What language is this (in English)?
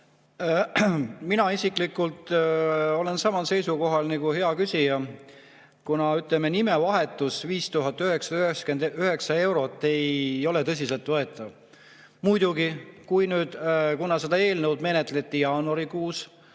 Estonian